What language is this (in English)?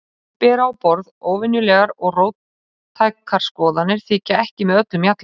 Icelandic